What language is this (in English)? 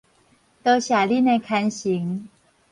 Min Nan Chinese